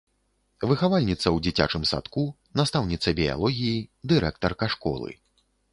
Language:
Belarusian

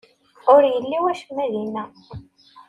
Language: Kabyle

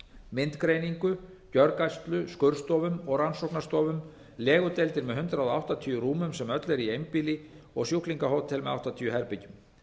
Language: Icelandic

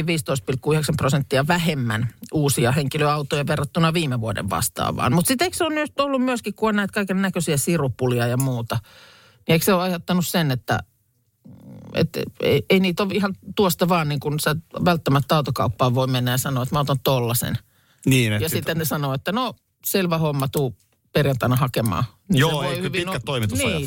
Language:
Finnish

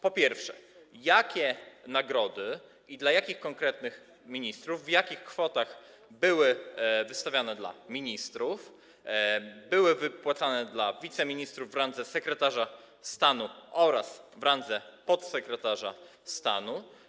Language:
Polish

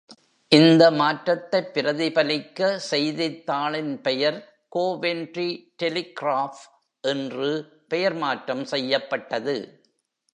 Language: Tamil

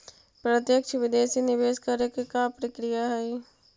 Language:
Magahi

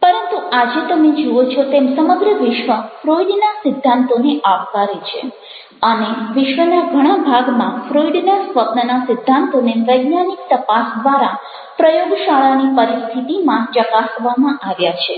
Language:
Gujarati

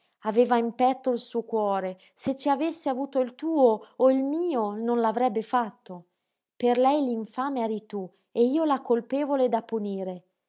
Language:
Italian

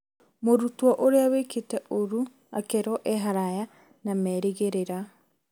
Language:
Kikuyu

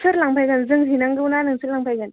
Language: Bodo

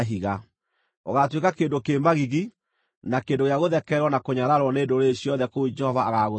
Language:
Kikuyu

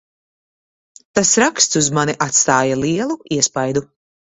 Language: Latvian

